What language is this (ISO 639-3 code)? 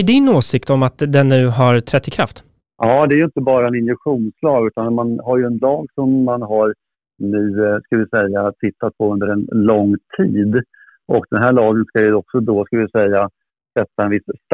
swe